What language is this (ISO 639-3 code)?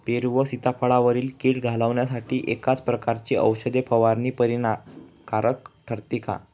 mar